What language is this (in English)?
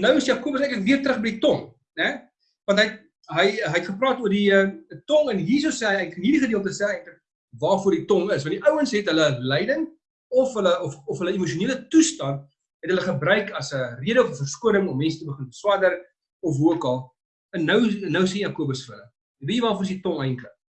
Dutch